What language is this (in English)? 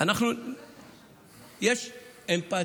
Hebrew